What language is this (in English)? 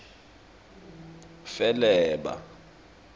Swati